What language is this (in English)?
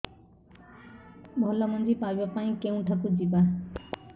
Odia